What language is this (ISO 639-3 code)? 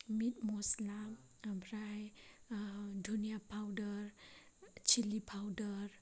brx